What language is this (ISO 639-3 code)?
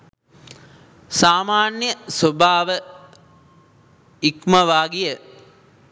sin